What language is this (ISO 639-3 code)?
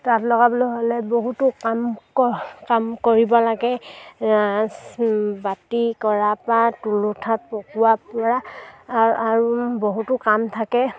asm